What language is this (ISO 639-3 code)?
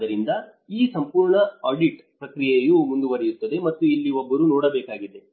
kan